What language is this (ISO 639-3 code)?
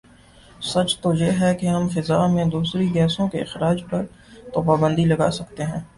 urd